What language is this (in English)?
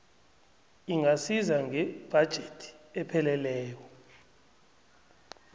South Ndebele